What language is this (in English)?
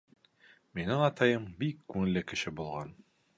Bashkir